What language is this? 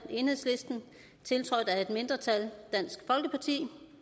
Danish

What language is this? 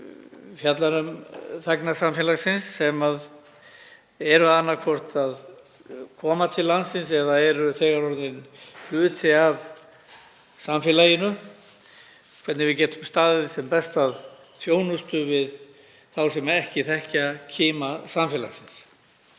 Icelandic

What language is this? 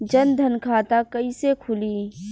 Bhojpuri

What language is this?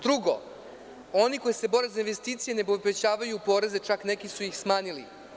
Serbian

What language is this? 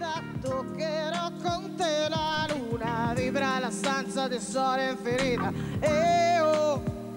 Italian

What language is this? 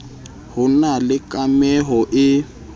Southern Sotho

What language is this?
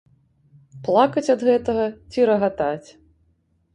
Belarusian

